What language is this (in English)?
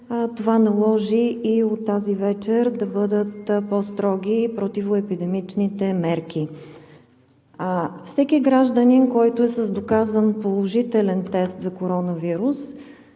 Bulgarian